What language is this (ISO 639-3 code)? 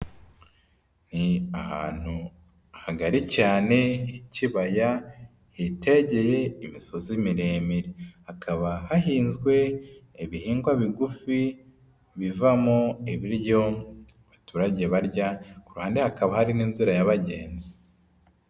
kin